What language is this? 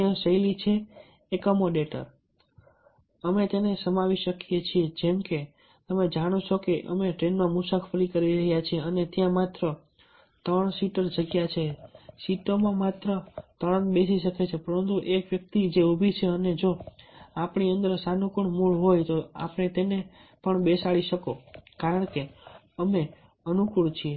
Gujarati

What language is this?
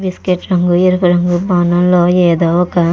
Telugu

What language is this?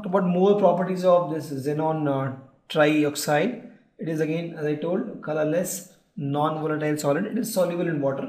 English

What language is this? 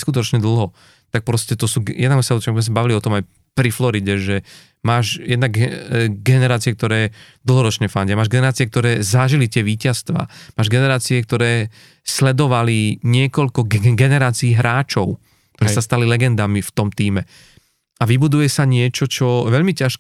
Slovak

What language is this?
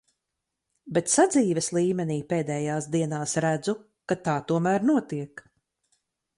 Latvian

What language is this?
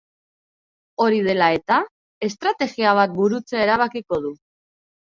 Basque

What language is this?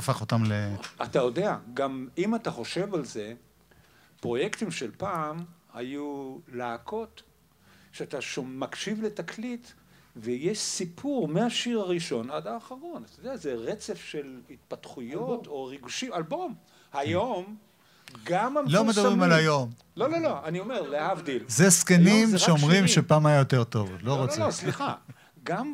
Hebrew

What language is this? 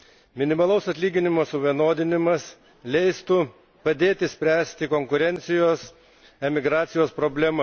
Lithuanian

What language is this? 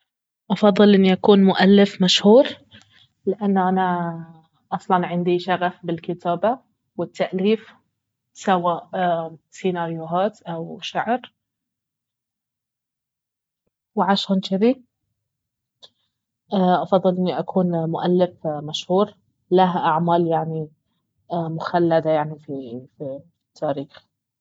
Baharna Arabic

